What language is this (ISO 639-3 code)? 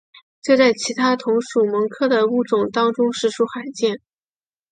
zho